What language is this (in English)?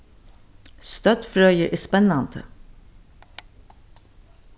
Faroese